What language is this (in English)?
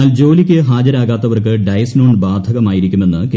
Malayalam